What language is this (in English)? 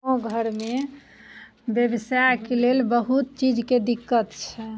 Maithili